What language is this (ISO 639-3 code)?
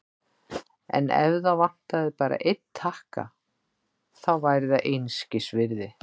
isl